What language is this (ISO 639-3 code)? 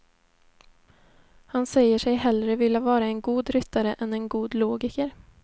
swe